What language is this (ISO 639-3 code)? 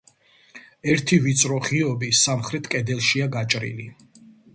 kat